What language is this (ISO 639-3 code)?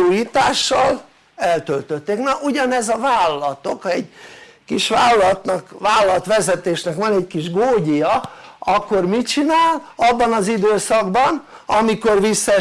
hun